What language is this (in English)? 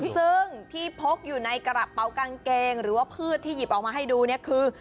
Thai